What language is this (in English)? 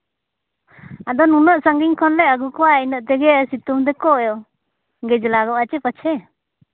Santali